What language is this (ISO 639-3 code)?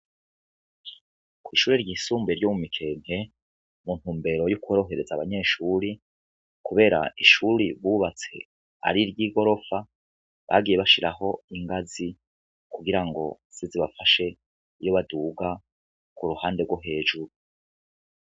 run